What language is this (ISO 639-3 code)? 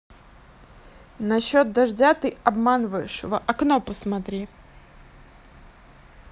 rus